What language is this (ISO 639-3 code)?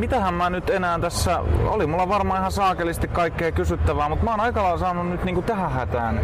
fin